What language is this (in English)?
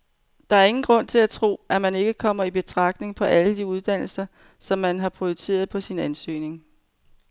Danish